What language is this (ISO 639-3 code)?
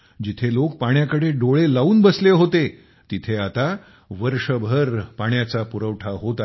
mar